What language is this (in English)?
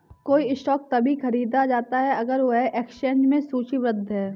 Hindi